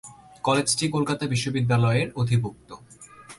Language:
Bangla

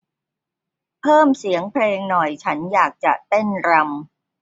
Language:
Thai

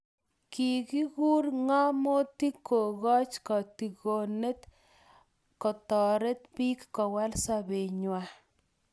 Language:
Kalenjin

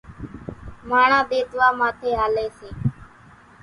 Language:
Kachi Koli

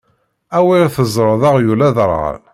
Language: Kabyle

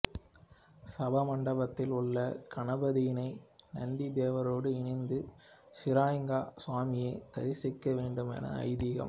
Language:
Tamil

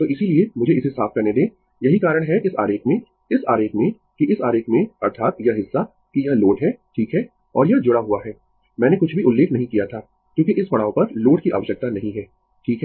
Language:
Hindi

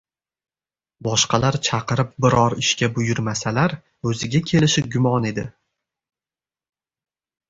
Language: Uzbek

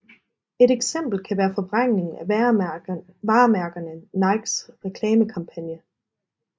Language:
Danish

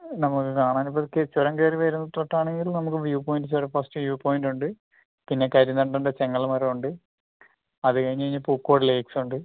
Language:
Malayalam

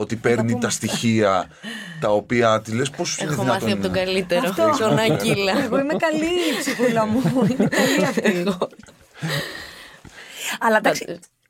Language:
Greek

